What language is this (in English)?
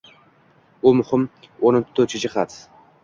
Uzbek